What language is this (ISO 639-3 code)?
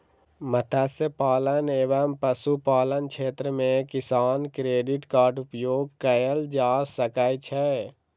mai